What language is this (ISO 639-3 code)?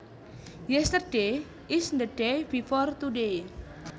jav